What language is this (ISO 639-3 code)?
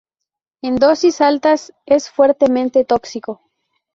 spa